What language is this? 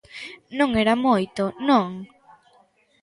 Galician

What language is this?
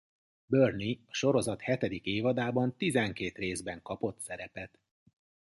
Hungarian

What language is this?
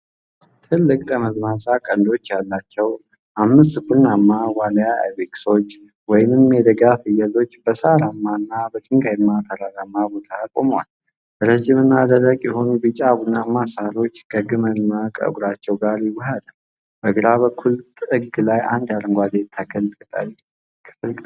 Amharic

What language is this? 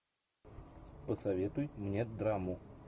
Russian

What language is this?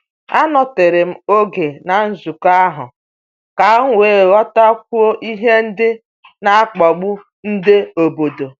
Igbo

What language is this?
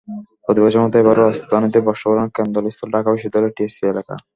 Bangla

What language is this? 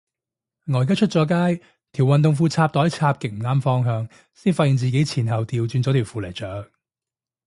Cantonese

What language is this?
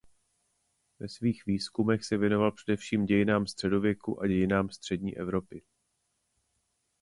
Czech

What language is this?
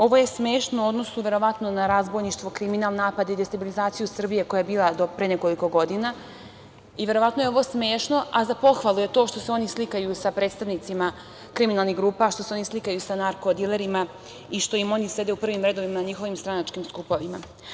Serbian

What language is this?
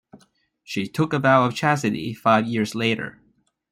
English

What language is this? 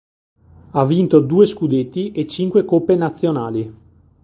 Italian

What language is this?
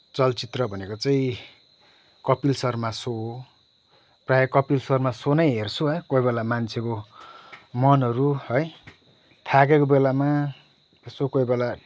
Nepali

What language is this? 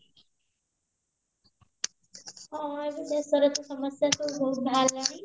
Odia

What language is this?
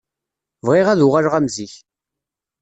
Kabyle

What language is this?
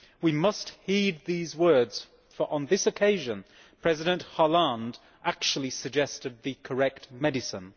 English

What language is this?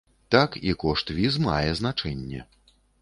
Belarusian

